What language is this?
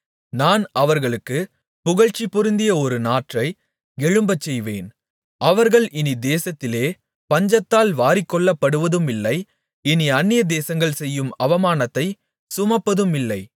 Tamil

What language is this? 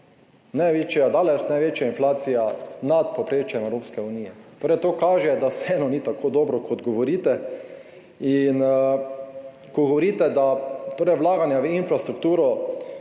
Slovenian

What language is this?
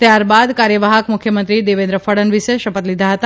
Gujarati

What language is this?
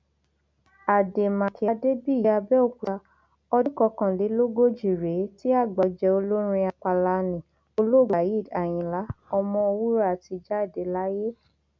Yoruba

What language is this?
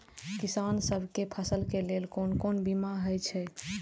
Maithili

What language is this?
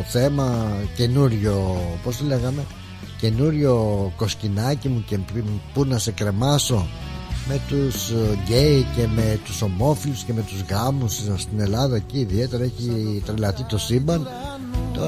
Greek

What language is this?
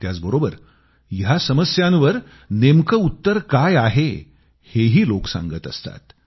Marathi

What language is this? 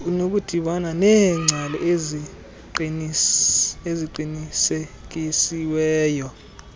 Xhosa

